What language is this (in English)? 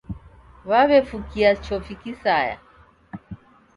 Taita